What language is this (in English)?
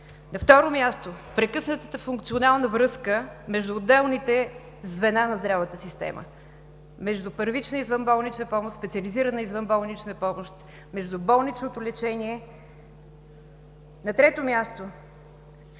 Bulgarian